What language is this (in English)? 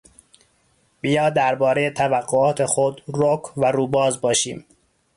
Persian